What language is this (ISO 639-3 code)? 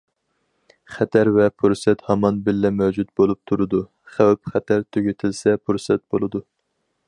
uig